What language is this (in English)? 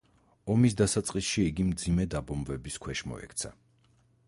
Georgian